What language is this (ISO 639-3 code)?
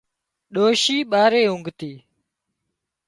kxp